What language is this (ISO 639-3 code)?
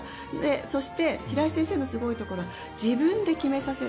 jpn